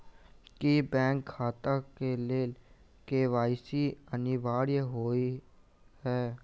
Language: Maithili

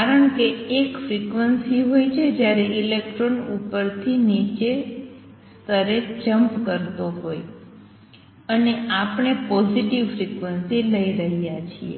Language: Gujarati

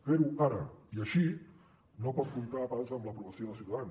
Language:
Catalan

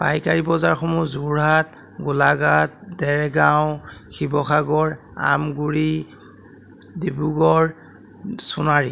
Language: Assamese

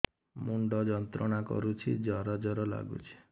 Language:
Odia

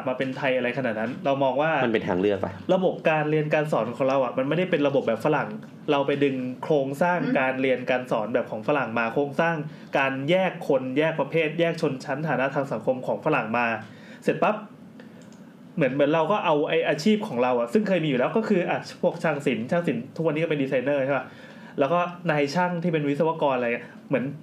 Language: Thai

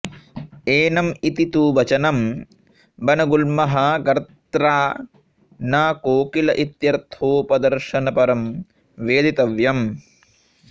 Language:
Sanskrit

